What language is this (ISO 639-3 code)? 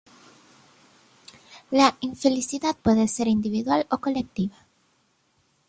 spa